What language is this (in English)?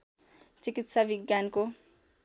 Nepali